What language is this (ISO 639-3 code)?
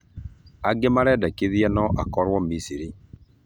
kik